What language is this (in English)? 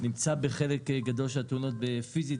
Hebrew